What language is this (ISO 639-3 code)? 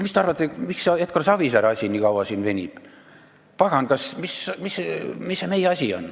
est